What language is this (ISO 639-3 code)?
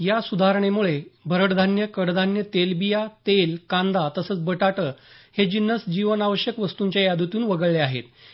mar